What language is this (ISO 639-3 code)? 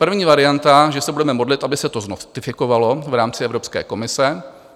ces